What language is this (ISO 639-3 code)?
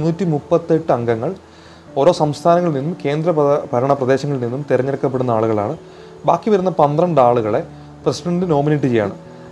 mal